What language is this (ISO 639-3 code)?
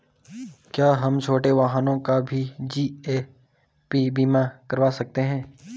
hin